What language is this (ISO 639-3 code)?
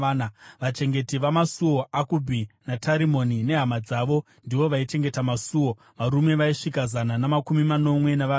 sna